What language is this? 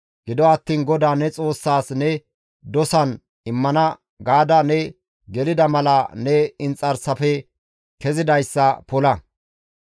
Gamo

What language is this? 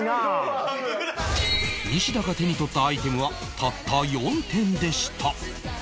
Japanese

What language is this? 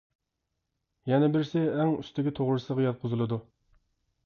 Uyghur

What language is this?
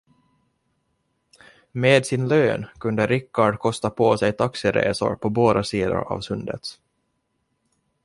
Swedish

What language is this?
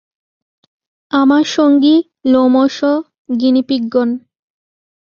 Bangla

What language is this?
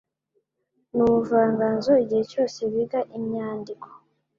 Kinyarwanda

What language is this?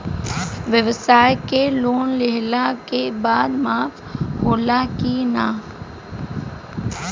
Bhojpuri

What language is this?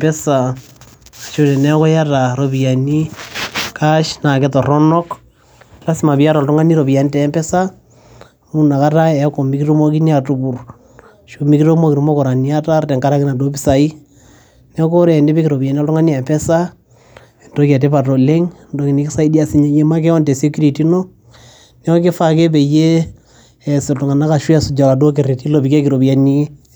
Masai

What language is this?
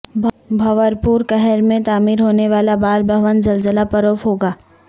Urdu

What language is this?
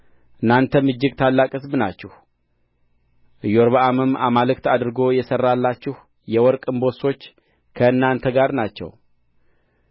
Amharic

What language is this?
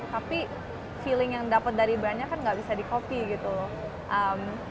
Indonesian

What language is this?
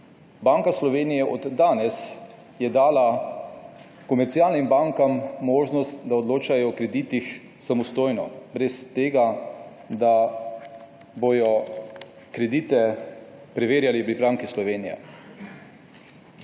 Slovenian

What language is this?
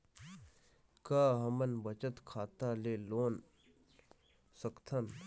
Chhattisgarhi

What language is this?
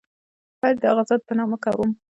Pashto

